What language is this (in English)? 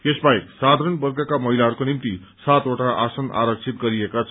Nepali